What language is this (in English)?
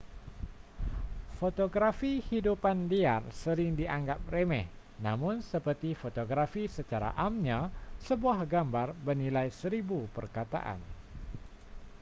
Malay